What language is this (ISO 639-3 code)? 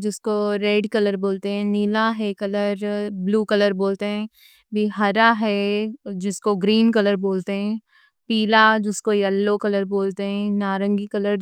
dcc